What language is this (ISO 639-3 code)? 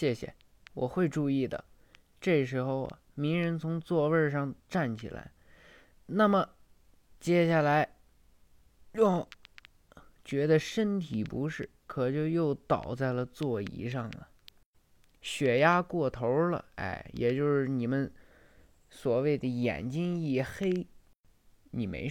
zho